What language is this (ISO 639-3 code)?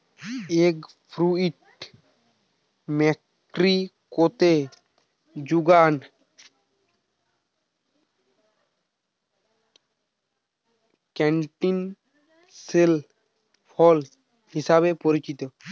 ben